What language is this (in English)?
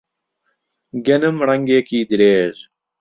Central Kurdish